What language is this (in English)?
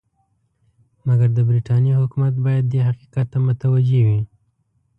Pashto